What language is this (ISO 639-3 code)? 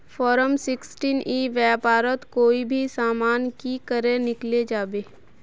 mag